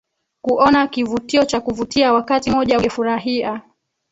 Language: Swahili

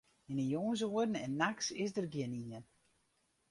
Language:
Western Frisian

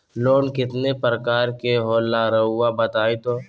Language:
Magahi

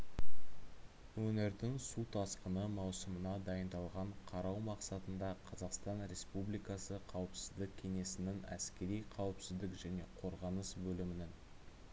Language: Kazakh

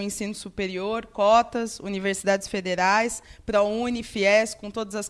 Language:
Portuguese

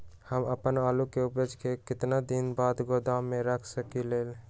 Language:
Magahi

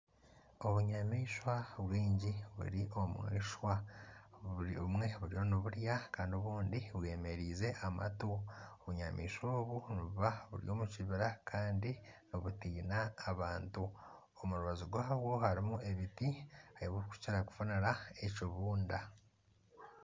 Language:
Nyankole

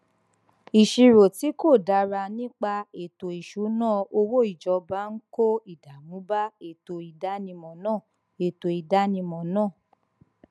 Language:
Yoruba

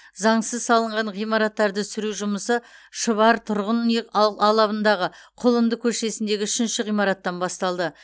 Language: Kazakh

